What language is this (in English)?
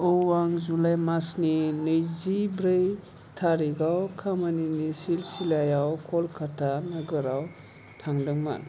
Bodo